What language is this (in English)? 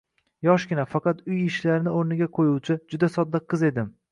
Uzbek